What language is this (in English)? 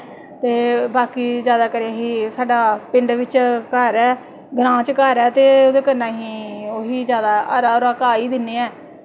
Dogri